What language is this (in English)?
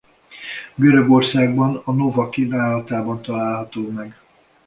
Hungarian